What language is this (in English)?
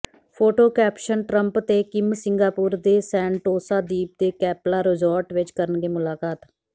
Punjabi